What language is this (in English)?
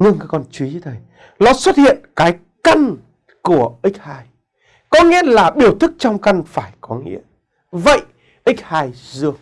Vietnamese